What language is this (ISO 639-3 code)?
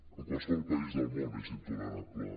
cat